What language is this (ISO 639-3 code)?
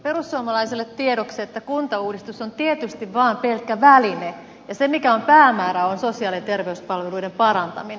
fin